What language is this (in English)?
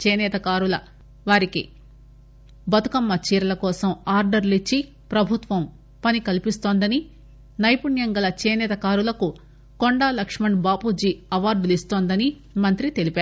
Telugu